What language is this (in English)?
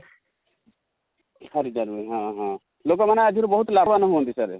Odia